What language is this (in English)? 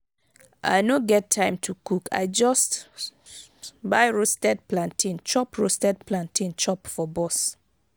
Nigerian Pidgin